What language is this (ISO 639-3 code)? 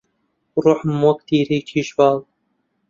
ckb